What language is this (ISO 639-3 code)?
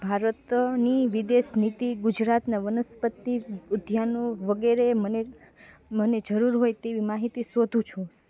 guj